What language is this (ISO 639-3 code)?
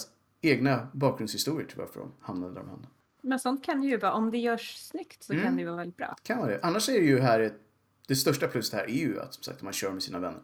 swe